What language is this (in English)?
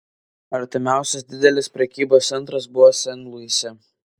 Lithuanian